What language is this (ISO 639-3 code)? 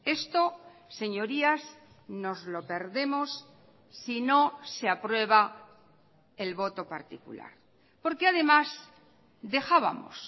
spa